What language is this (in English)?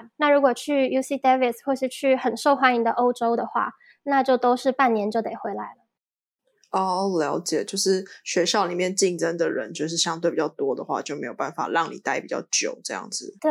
Chinese